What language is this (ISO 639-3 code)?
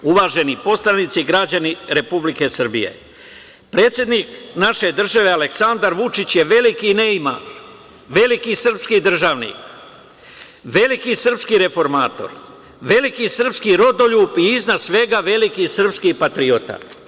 srp